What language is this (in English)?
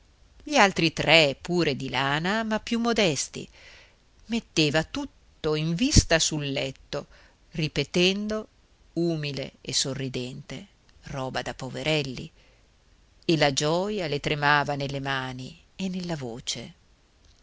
Italian